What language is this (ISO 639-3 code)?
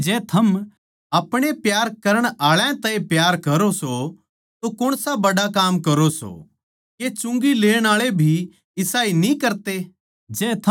bgc